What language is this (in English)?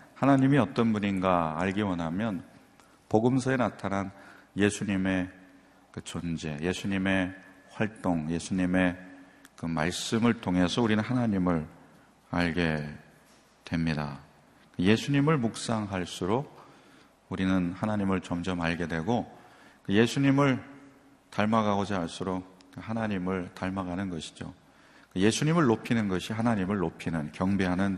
Korean